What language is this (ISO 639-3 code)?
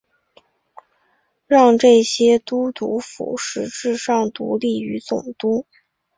zho